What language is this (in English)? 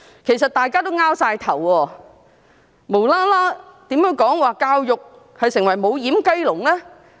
Cantonese